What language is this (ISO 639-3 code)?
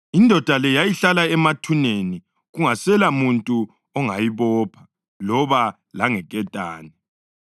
nde